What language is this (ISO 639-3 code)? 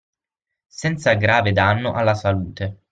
ita